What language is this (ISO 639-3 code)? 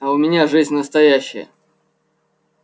rus